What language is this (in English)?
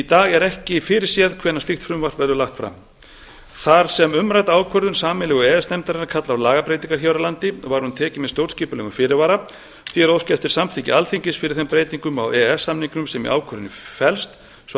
Icelandic